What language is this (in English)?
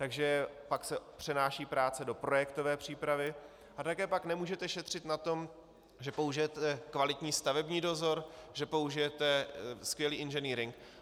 Czech